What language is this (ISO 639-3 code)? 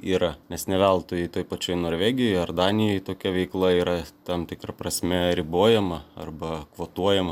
lit